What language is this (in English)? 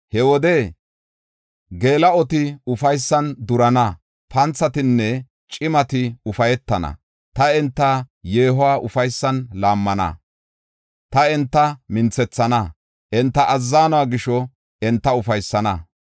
Gofa